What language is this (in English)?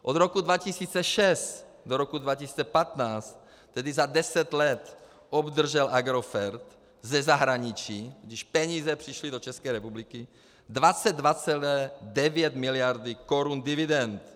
Czech